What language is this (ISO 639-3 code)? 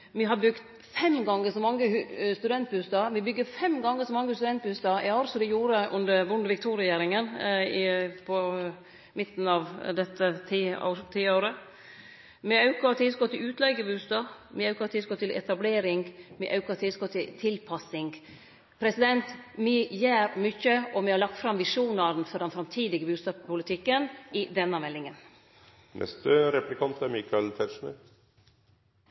nno